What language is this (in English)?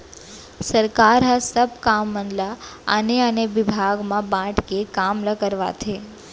Chhattisgarhi